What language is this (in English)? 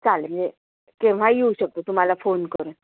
Marathi